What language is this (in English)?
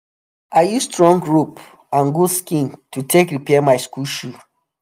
Nigerian Pidgin